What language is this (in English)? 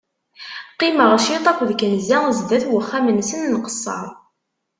Kabyle